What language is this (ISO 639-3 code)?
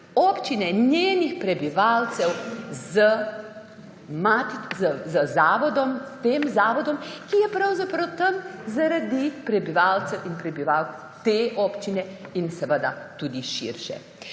slv